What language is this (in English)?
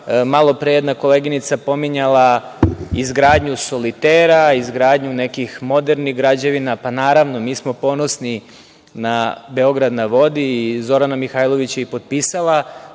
Serbian